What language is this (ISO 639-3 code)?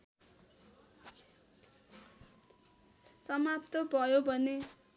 nep